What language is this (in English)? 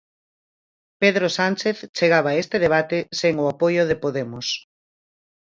Galician